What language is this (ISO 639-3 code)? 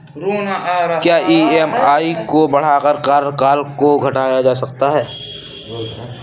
hin